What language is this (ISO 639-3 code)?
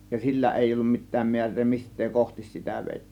fin